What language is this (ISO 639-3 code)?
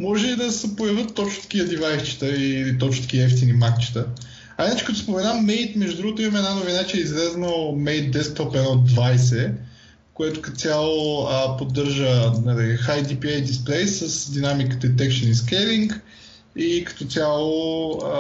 bul